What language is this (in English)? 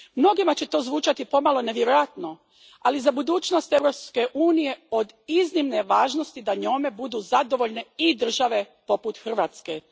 Croatian